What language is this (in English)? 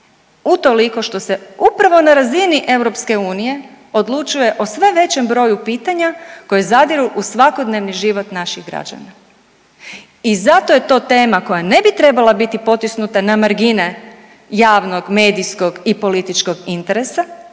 Croatian